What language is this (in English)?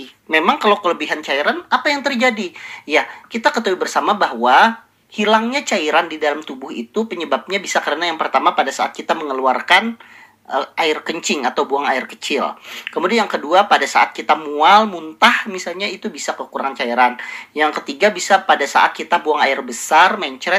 Indonesian